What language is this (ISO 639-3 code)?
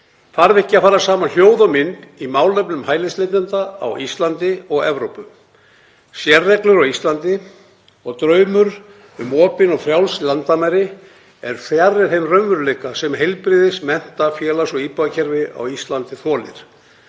isl